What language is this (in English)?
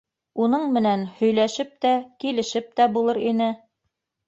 Bashkir